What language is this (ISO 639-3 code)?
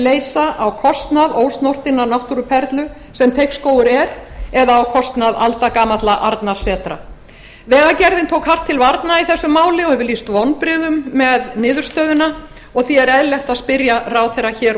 isl